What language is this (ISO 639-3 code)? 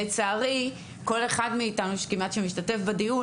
heb